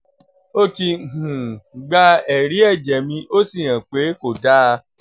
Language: Yoruba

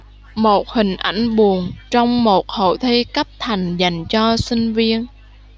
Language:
Vietnamese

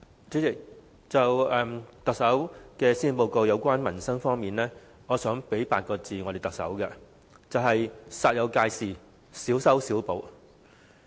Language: Cantonese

